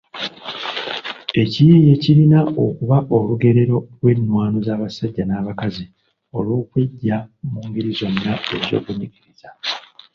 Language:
Ganda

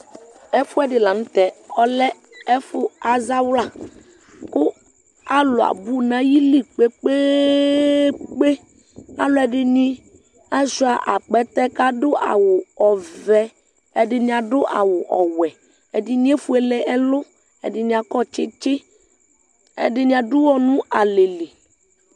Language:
Ikposo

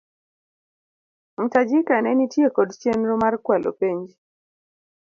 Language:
Luo (Kenya and Tanzania)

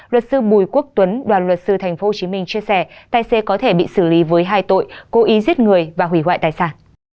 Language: Vietnamese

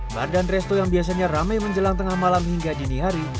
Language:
Indonesian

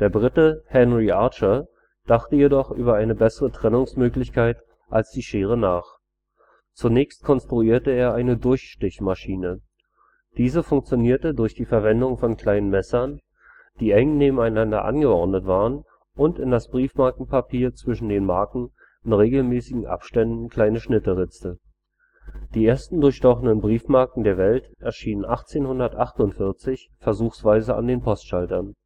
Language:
German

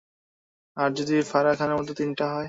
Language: Bangla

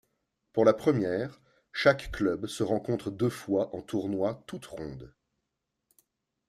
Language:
French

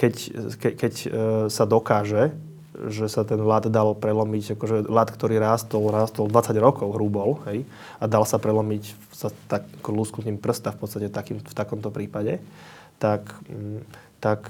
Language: Slovak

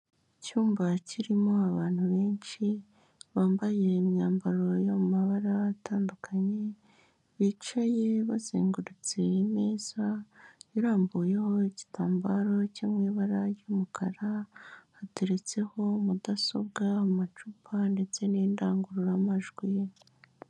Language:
Kinyarwanda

